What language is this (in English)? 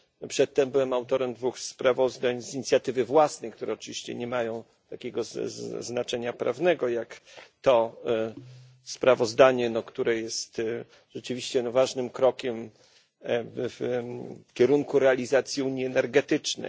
Polish